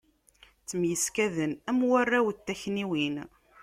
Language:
Kabyle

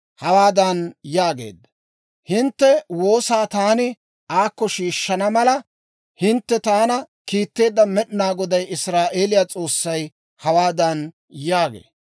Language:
Dawro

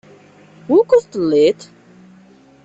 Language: Kabyle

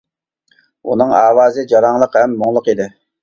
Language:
Uyghur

